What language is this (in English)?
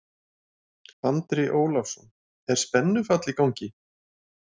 Icelandic